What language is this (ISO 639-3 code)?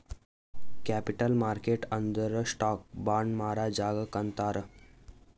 kan